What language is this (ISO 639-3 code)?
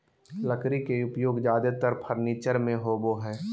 mag